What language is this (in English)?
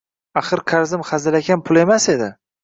Uzbek